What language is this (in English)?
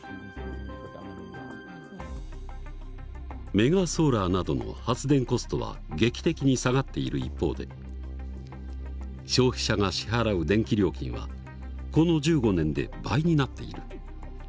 Japanese